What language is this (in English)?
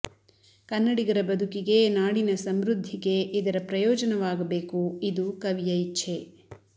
Kannada